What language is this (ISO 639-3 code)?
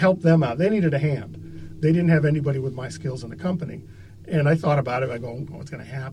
eng